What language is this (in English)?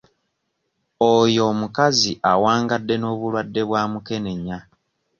Ganda